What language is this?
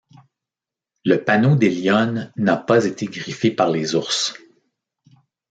French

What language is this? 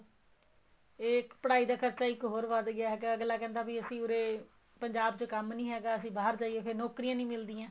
Punjabi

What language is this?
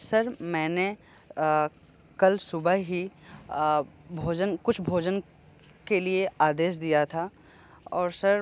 Hindi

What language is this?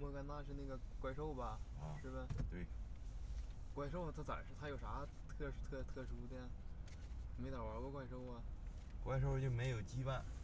Chinese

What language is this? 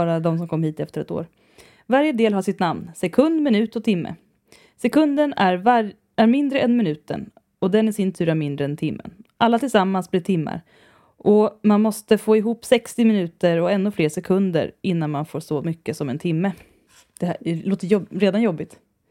Swedish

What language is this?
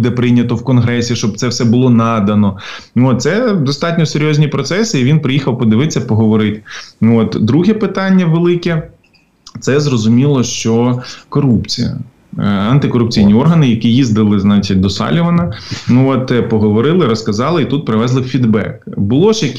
Ukrainian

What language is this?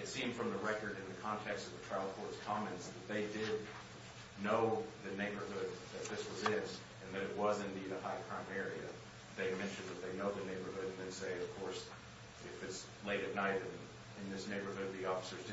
English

